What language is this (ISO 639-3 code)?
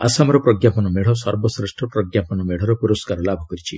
ori